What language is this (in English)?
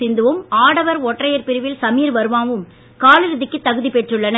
Tamil